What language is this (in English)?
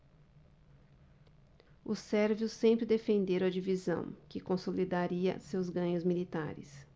Portuguese